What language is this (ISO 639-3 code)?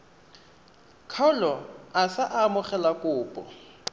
tsn